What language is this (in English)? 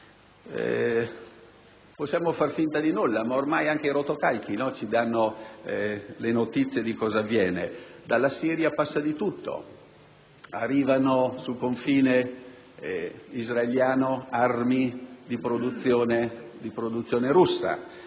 Italian